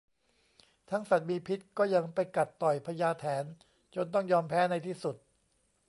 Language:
Thai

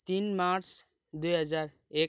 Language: Nepali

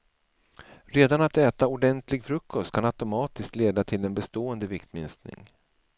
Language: Swedish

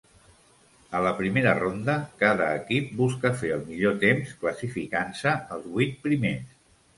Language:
Catalan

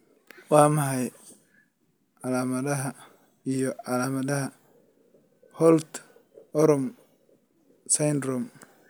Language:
Somali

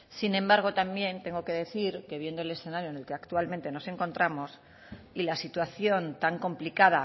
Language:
Spanish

